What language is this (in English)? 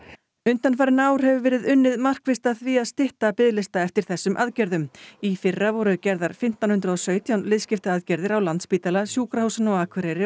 Icelandic